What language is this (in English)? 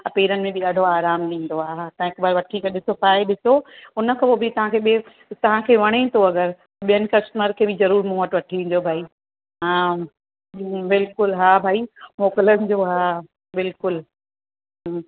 Sindhi